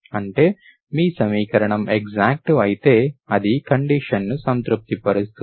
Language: Telugu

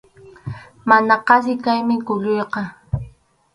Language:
Arequipa-La Unión Quechua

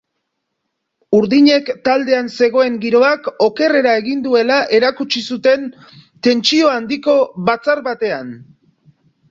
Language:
Basque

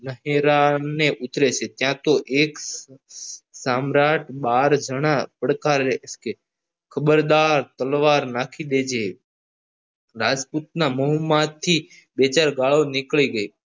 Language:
Gujarati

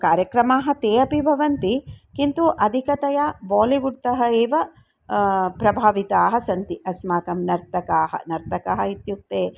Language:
Sanskrit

